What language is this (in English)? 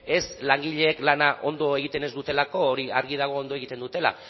Basque